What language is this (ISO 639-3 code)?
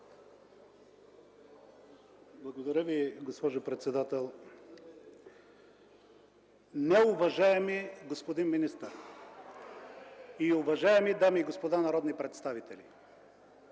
bul